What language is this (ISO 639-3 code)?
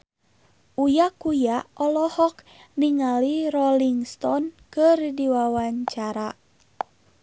sun